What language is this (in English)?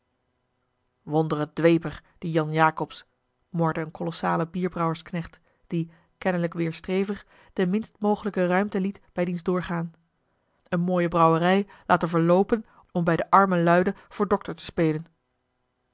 Dutch